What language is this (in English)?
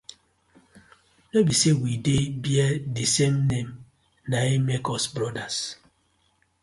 Nigerian Pidgin